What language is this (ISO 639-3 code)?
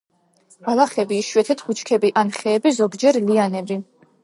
kat